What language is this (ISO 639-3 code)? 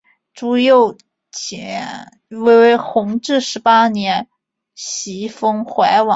zho